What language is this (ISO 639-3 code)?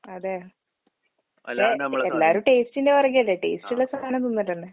mal